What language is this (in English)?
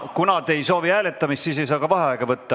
Estonian